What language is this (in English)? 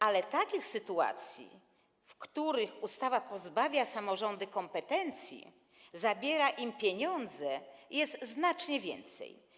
Polish